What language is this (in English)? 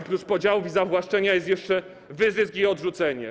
Polish